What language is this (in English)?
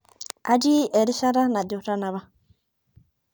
Masai